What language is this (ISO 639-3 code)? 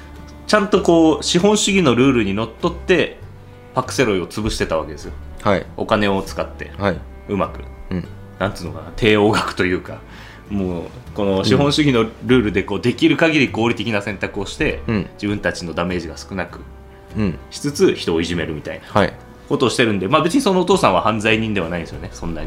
jpn